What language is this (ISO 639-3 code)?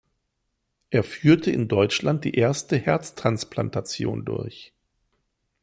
deu